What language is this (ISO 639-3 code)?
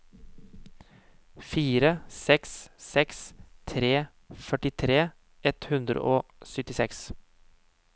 nor